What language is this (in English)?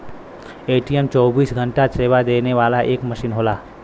Bhojpuri